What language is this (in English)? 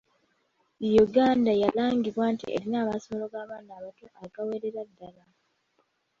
Ganda